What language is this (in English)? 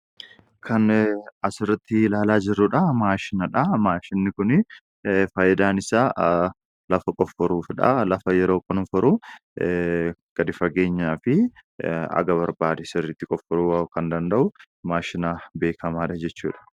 Oromo